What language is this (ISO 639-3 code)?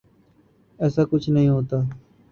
urd